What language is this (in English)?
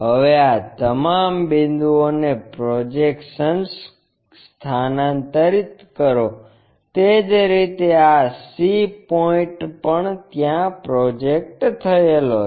Gujarati